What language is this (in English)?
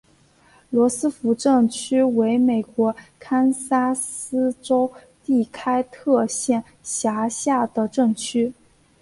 Chinese